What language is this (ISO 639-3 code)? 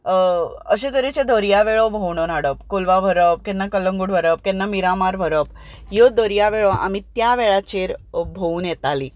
kok